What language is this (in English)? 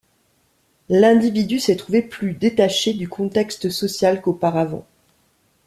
French